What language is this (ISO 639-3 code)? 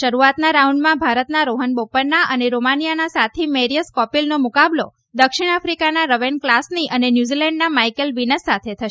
guj